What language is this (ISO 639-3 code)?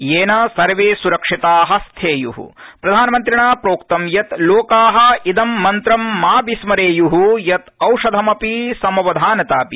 san